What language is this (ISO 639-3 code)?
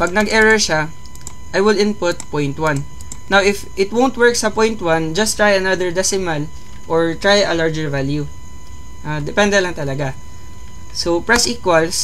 fil